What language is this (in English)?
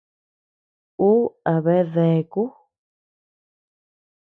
Tepeuxila Cuicatec